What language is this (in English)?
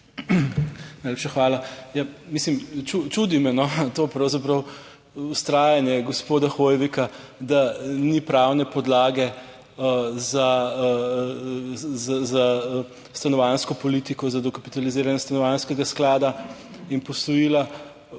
Slovenian